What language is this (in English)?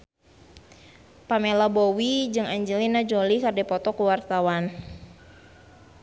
Sundanese